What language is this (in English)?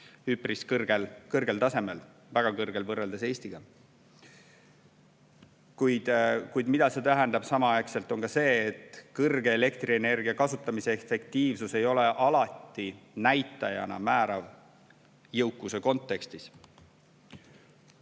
Estonian